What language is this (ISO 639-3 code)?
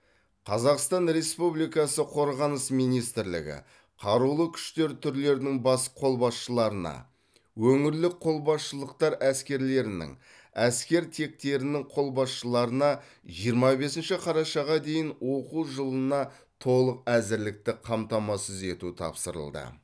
kaz